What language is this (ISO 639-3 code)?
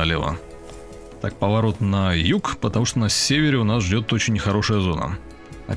rus